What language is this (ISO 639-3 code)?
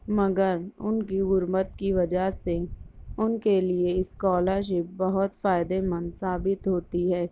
urd